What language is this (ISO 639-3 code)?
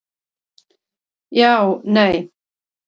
isl